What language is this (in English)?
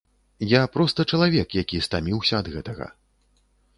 Belarusian